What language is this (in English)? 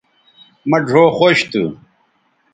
Bateri